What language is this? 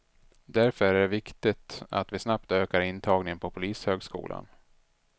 Swedish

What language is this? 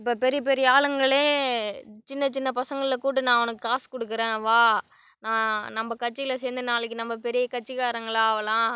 Tamil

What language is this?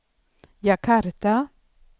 Swedish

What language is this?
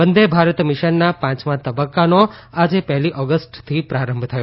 Gujarati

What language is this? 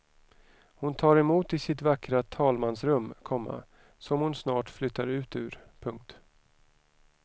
Swedish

